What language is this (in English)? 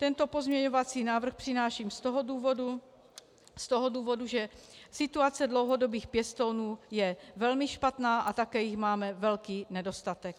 Czech